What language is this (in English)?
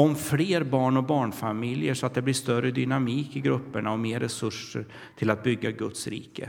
Swedish